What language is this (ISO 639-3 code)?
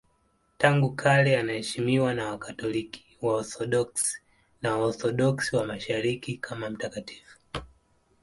swa